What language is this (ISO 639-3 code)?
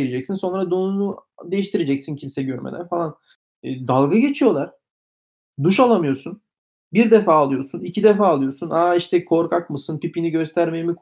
tur